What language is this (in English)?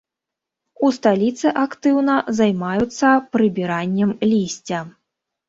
Belarusian